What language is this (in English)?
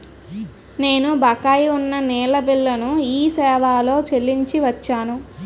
Telugu